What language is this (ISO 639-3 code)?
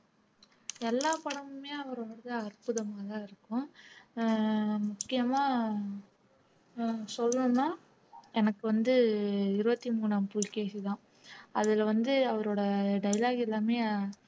tam